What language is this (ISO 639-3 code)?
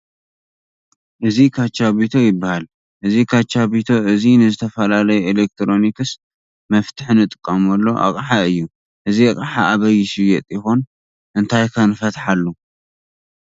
tir